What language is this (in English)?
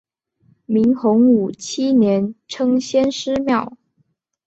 Chinese